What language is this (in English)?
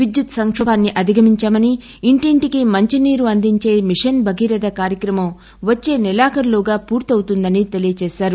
Telugu